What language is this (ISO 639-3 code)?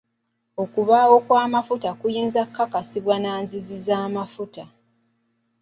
lug